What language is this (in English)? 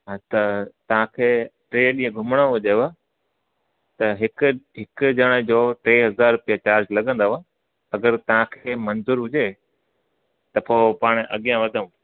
Sindhi